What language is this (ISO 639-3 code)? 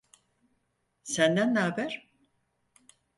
tur